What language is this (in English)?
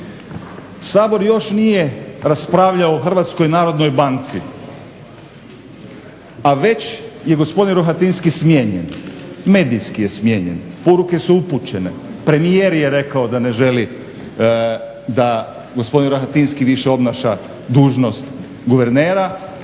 Croatian